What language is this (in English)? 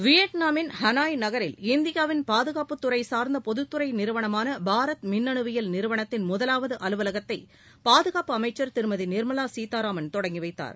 Tamil